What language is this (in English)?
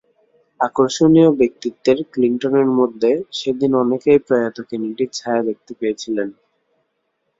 Bangla